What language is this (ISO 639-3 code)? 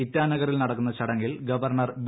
mal